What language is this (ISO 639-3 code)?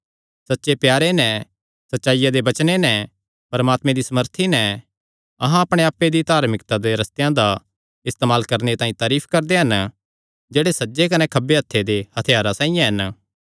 xnr